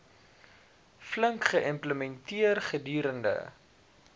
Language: Afrikaans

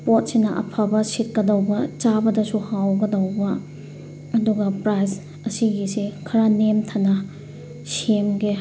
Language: Manipuri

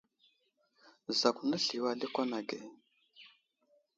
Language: Wuzlam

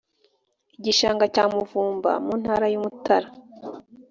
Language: Kinyarwanda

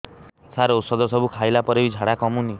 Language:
Odia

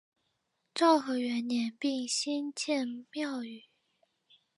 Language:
Chinese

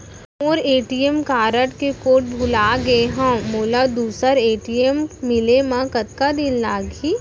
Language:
Chhattisgarhi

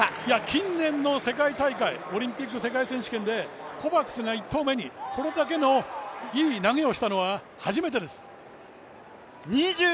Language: Japanese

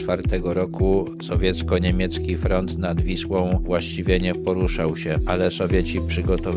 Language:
Polish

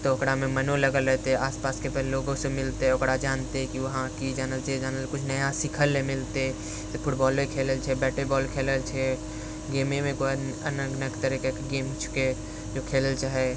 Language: Maithili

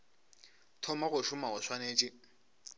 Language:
Northern Sotho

